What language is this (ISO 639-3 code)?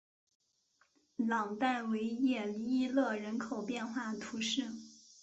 zho